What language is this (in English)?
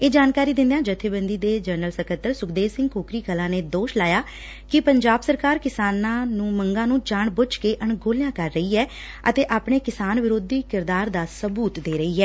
Punjabi